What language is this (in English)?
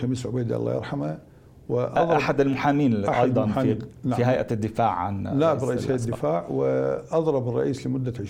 Arabic